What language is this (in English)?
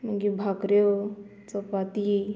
Konkani